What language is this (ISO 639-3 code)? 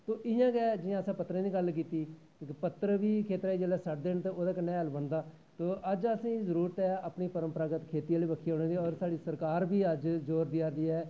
doi